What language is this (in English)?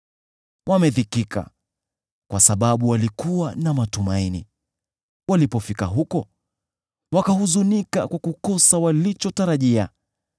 Swahili